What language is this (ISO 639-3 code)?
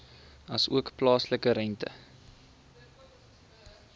afr